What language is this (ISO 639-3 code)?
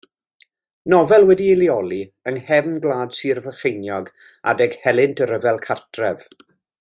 cym